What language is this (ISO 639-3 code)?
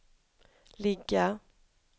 swe